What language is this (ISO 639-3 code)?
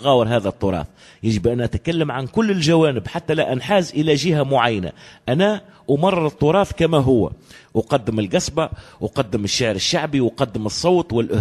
ara